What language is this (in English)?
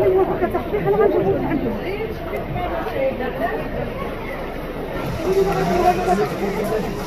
Arabic